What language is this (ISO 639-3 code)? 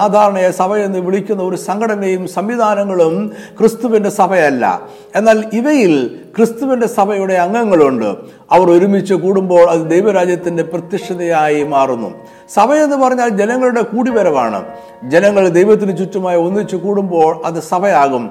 mal